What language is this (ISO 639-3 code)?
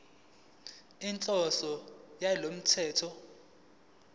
zul